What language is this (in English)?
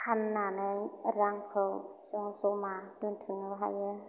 Bodo